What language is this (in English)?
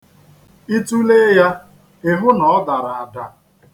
Igbo